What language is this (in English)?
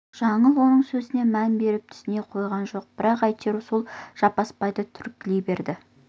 Kazakh